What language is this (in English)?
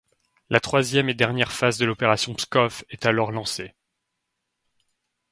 French